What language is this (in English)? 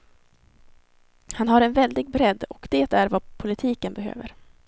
Swedish